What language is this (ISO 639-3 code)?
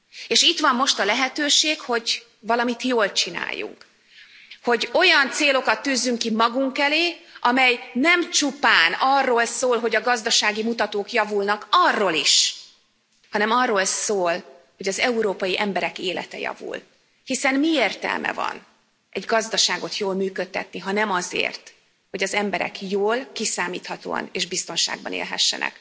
hun